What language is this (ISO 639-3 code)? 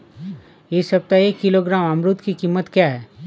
hin